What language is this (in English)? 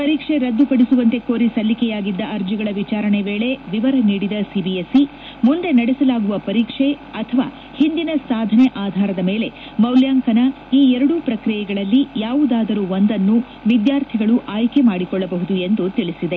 Kannada